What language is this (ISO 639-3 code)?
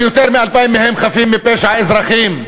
heb